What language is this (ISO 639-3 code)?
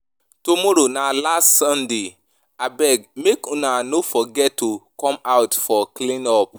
pcm